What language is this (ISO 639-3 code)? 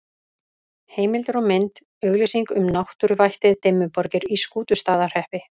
isl